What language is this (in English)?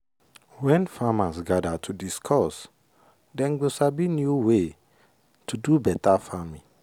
Nigerian Pidgin